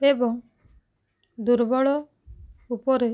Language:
Odia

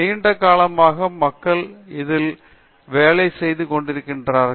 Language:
Tamil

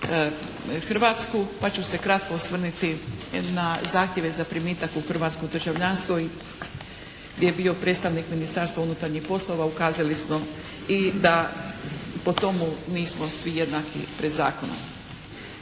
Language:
Croatian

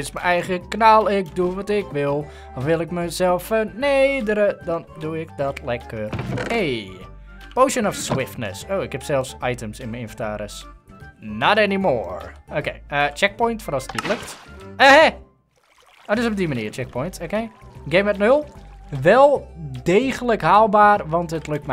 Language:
Dutch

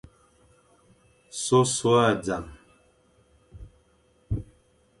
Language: Fang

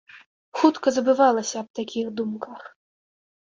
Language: Belarusian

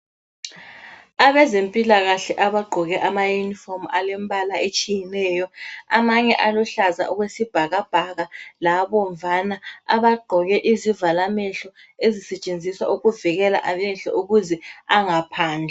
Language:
North Ndebele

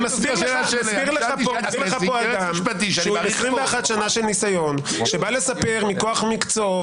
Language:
Hebrew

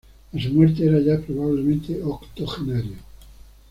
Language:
Spanish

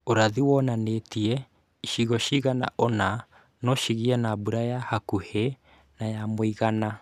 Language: Kikuyu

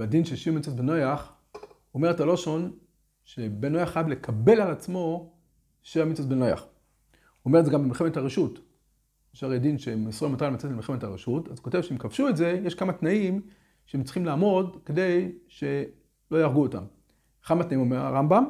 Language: Hebrew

